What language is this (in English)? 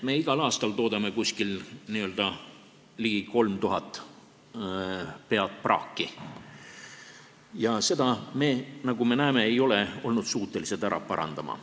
Estonian